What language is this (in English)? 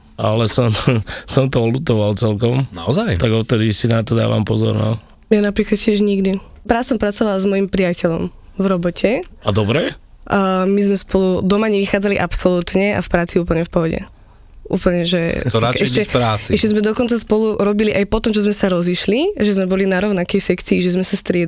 Slovak